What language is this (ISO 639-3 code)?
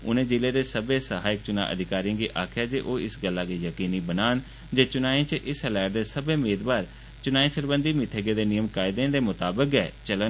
doi